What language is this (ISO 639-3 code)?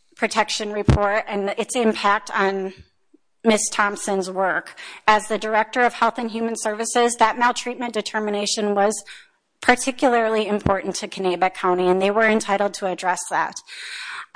eng